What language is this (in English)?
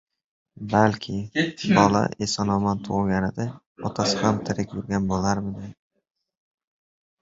Uzbek